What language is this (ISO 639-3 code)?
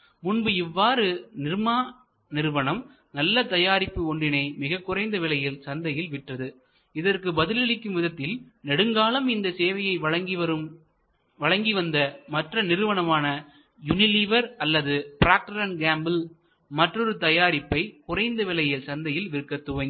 tam